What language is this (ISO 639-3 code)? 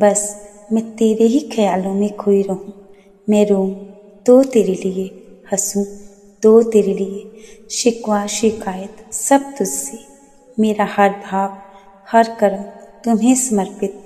hin